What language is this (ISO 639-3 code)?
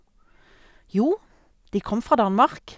nor